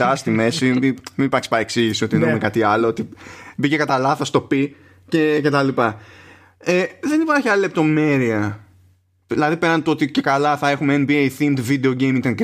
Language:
Greek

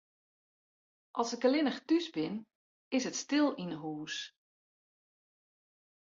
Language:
Western Frisian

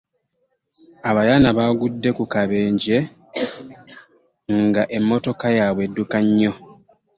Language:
Ganda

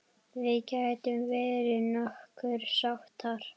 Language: Icelandic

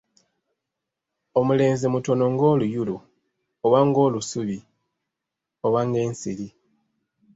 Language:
Ganda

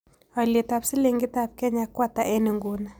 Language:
Kalenjin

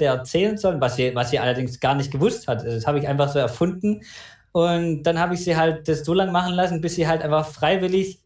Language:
German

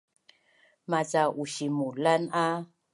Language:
Bunun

